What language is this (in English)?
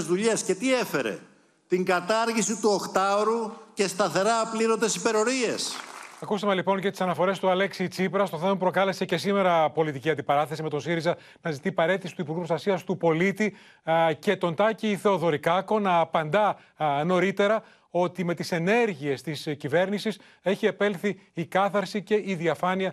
Greek